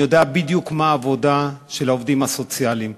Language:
Hebrew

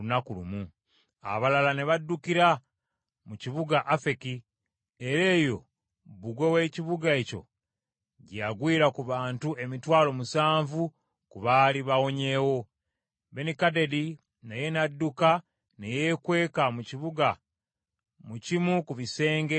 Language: Ganda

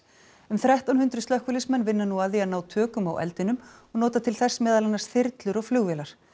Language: Icelandic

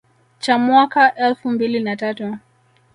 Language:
Swahili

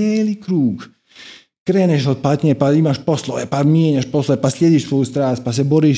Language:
Croatian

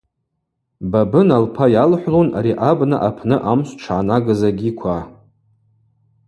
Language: Abaza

